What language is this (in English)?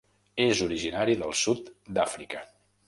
Catalan